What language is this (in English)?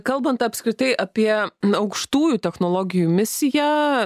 Lithuanian